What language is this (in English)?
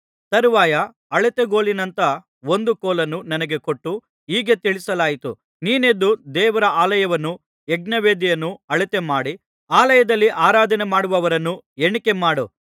Kannada